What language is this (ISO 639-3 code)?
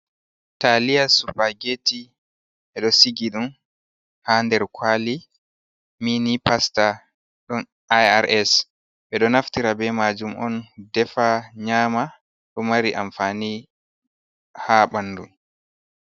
ful